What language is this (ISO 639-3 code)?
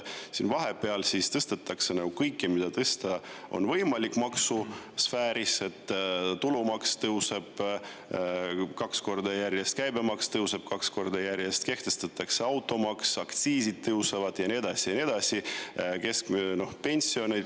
est